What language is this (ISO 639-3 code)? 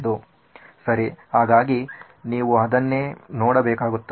kan